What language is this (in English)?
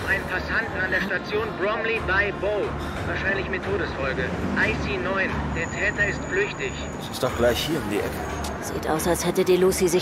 German